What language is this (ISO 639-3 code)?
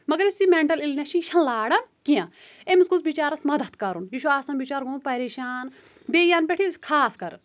kas